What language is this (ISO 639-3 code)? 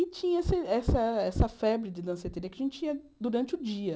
por